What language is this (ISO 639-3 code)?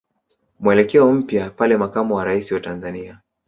swa